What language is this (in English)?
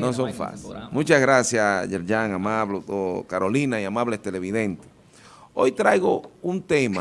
Spanish